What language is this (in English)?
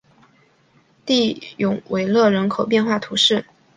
Chinese